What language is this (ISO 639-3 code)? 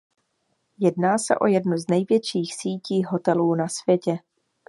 ces